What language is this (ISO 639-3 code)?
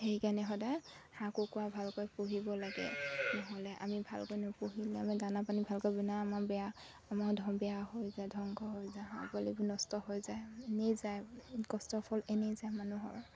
asm